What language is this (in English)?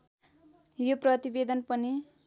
Nepali